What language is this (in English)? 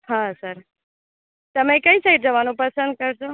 Gujarati